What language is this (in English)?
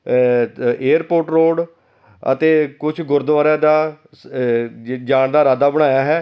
Punjabi